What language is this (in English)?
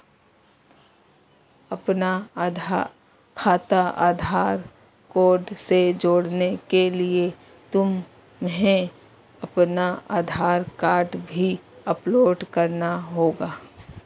Hindi